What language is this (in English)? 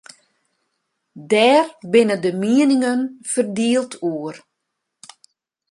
Western Frisian